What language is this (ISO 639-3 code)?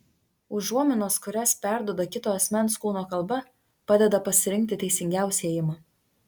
lit